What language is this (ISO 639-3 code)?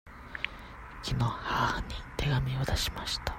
jpn